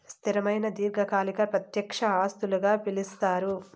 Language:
Telugu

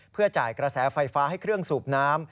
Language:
Thai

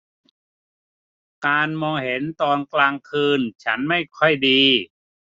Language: Thai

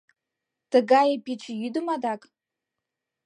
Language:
Mari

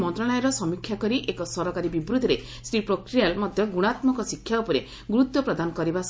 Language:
Odia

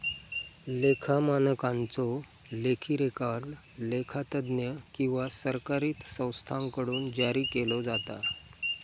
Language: Marathi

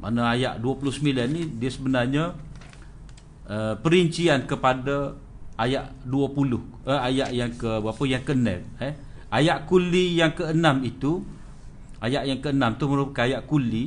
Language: Malay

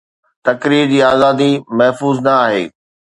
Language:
Sindhi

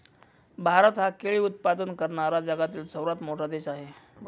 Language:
Marathi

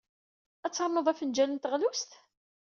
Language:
Kabyle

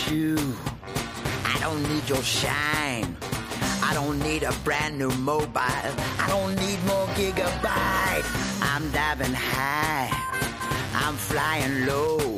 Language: Hungarian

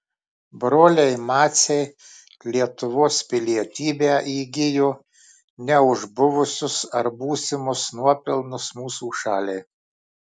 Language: Lithuanian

